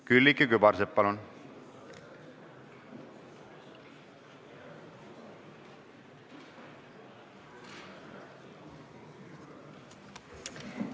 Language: Estonian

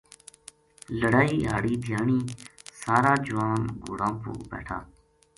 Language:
Gujari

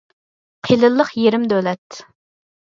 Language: Uyghur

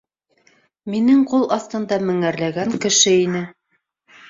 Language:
Bashkir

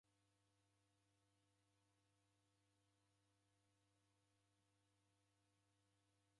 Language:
Taita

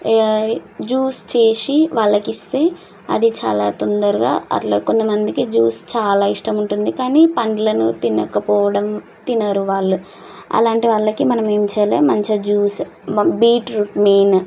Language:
Telugu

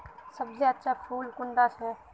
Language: Magahi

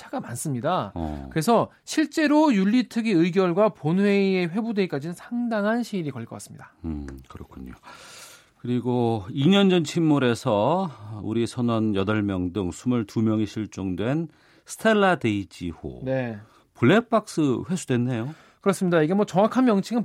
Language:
Korean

